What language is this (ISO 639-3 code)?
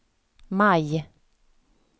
swe